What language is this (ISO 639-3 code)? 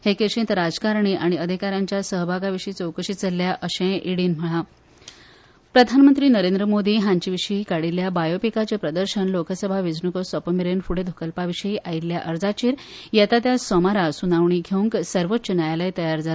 kok